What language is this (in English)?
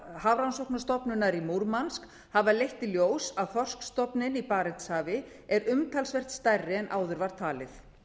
Icelandic